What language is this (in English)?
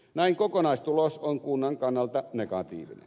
Finnish